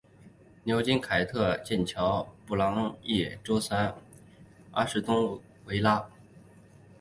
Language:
Chinese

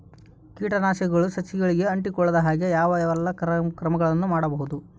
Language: Kannada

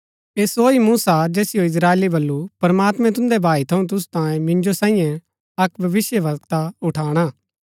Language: Gaddi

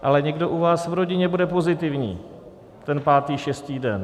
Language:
Czech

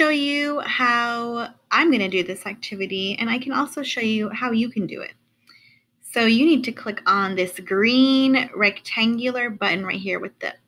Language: English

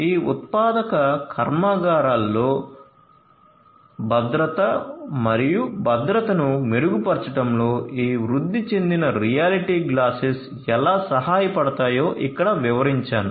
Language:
Telugu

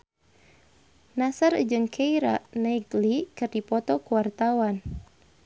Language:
Sundanese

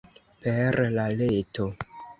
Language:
Esperanto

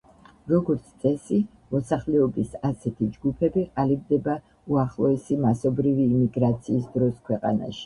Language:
Georgian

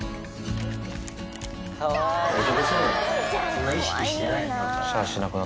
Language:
Japanese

